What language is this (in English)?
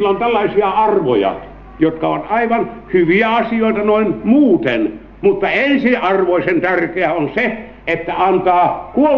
Finnish